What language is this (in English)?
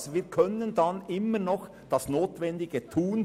Swiss German